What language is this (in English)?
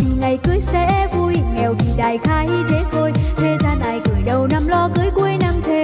Vietnamese